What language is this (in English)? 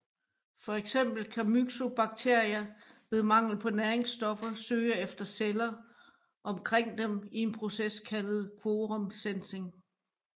Danish